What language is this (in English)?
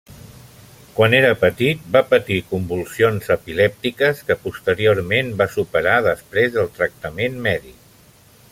Catalan